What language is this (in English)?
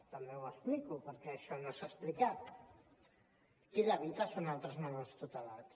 Catalan